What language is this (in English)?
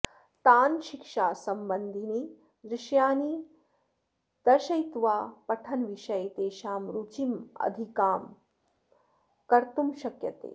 Sanskrit